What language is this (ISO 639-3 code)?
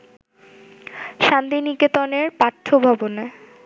ben